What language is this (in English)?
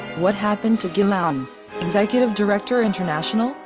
English